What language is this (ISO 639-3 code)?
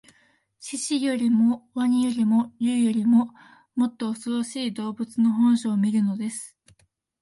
jpn